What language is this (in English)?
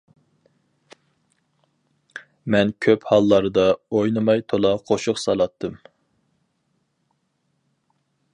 Uyghur